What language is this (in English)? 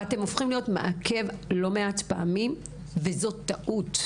Hebrew